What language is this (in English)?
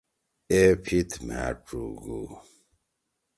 Torwali